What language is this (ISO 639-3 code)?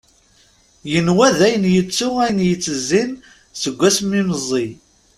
kab